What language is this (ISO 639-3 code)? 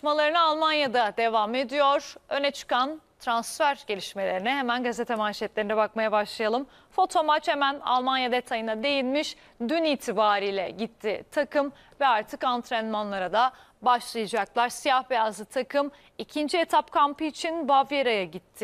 tur